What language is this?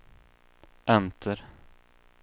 Swedish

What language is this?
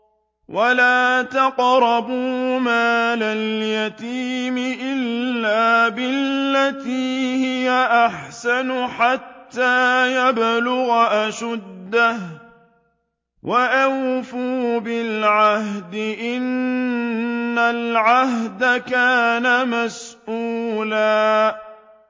Arabic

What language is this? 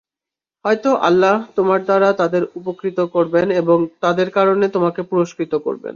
Bangla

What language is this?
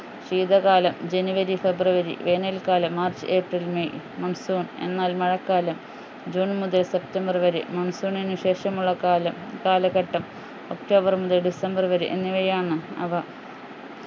Malayalam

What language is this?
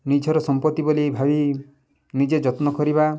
Odia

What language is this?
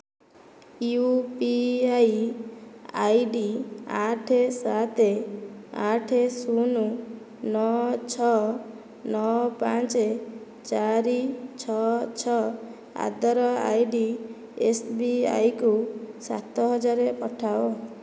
Odia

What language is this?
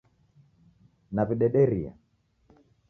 Taita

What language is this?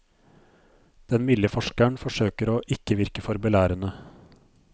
Norwegian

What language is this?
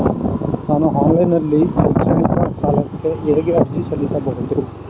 Kannada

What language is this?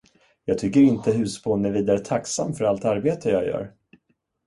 Swedish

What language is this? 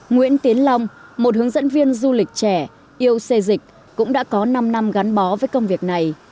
Vietnamese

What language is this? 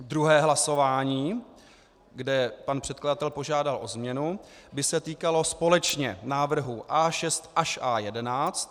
Czech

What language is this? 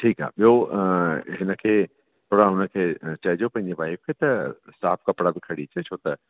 Sindhi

